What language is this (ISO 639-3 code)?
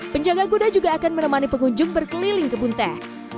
ind